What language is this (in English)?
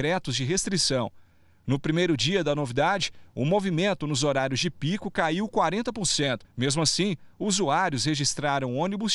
Portuguese